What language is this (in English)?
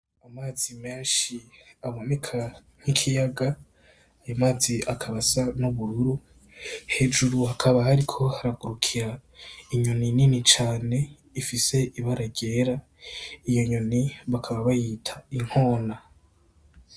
Rundi